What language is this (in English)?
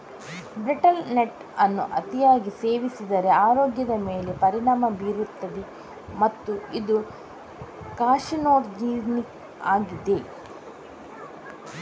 Kannada